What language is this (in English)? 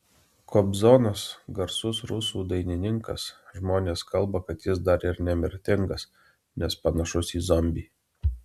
Lithuanian